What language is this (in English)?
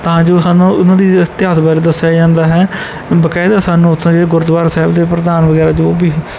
Punjabi